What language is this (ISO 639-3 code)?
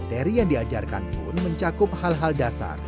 ind